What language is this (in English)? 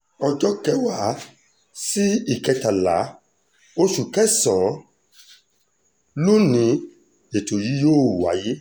Yoruba